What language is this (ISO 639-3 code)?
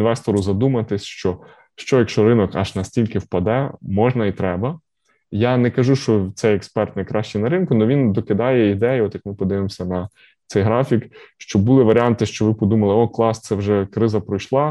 ukr